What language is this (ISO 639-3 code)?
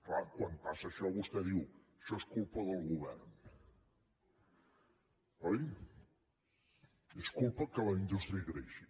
cat